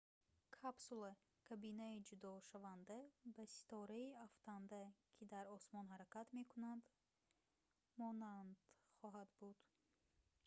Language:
Tajik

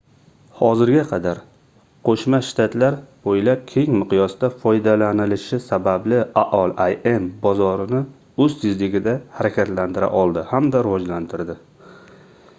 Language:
Uzbek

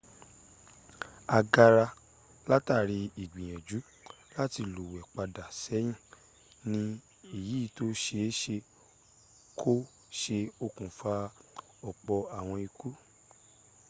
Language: Yoruba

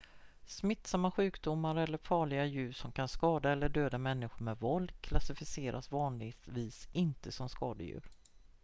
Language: Swedish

